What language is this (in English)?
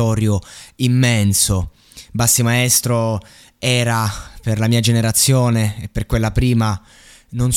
Italian